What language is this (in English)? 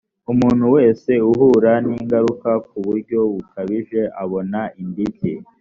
Kinyarwanda